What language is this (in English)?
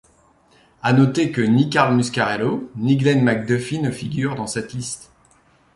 French